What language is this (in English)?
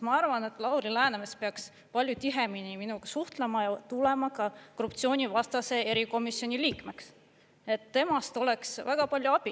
Estonian